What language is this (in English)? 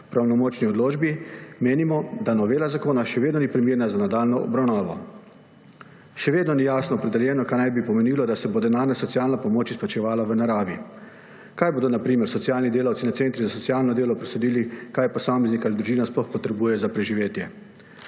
Slovenian